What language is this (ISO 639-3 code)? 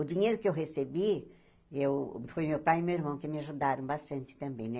por